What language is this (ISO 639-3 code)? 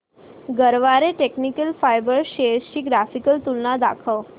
mar